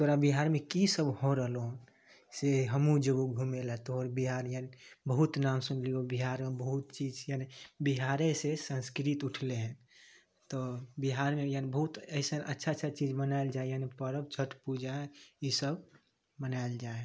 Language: Maithili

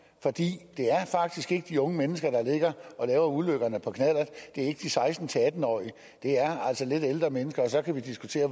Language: Danish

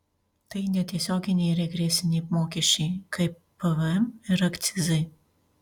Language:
Lithuanian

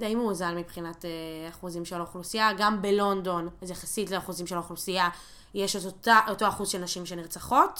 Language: Hebrew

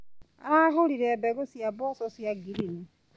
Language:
Kikuyu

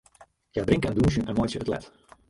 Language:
Western Frisian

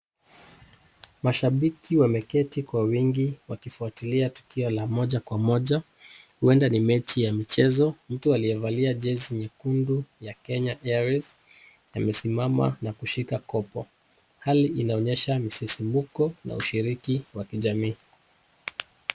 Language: Swahili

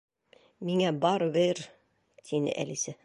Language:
Bashkir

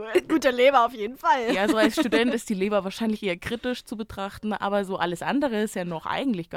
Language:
German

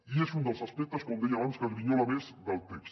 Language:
Catalan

